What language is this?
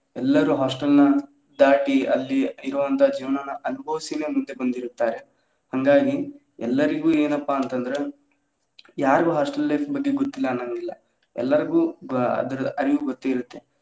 Kannada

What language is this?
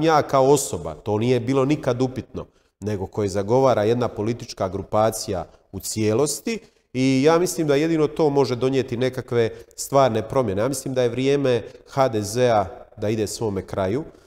Croatian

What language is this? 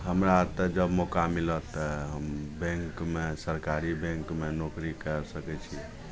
Maithili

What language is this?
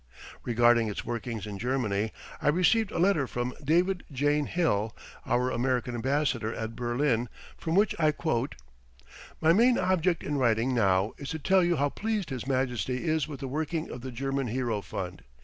English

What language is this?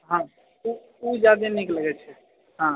Maithili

